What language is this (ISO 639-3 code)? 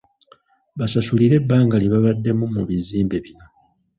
lug